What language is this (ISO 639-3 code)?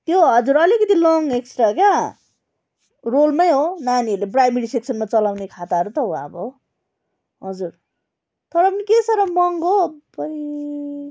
nep